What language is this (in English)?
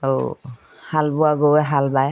Assamese